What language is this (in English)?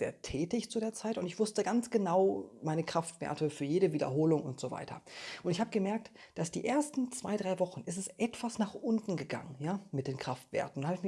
German